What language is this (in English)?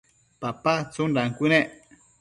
Matsés